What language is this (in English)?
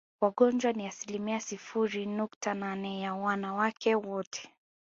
Swahili